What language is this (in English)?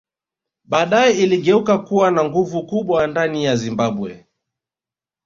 Swahili